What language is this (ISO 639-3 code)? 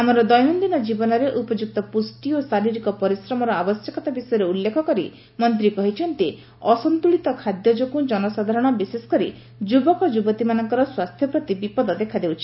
ori